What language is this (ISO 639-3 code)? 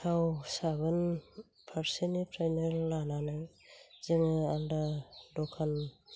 brx